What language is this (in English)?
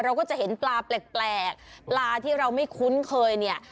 Thai